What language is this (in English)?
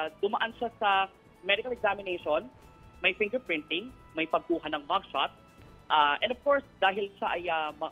Filipino